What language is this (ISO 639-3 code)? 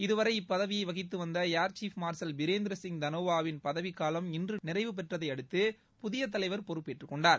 tam